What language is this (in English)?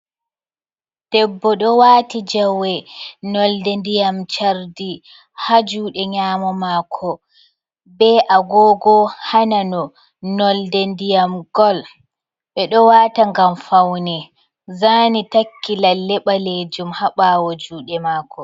Fula